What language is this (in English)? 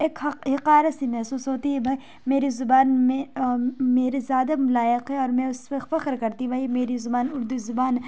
Urdu